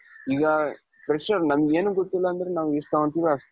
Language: Kannada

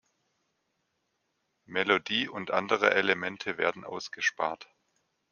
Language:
German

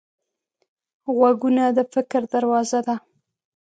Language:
Pashto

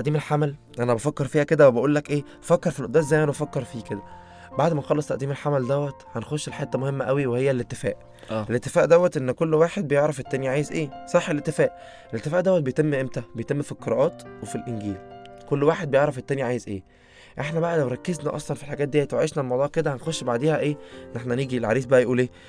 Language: Arabic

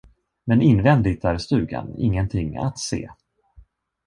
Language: Swedish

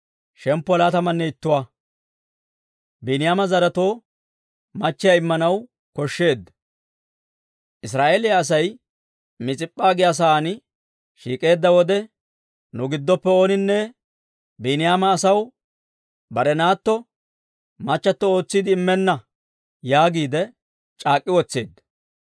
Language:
Dawro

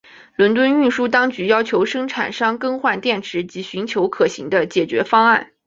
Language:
Chinese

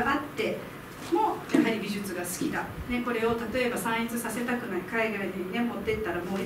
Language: Japanese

